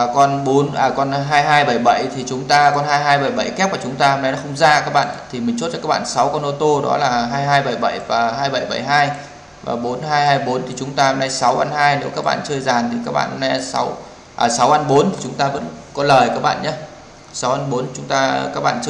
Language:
Vietnamese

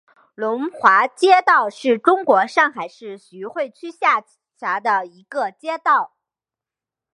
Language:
Chinese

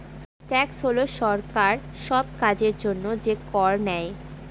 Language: Bangla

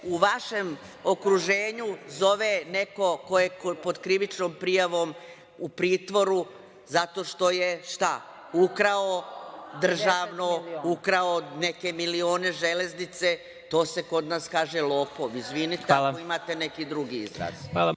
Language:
Serbian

